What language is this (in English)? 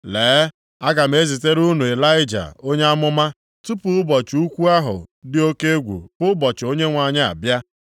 Igbo